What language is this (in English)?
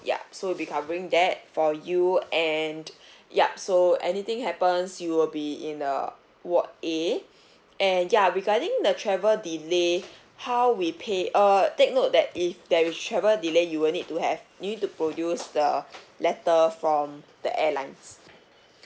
English